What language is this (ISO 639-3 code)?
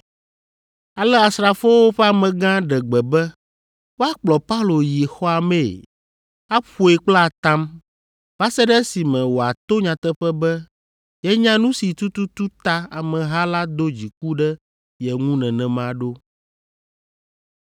ewe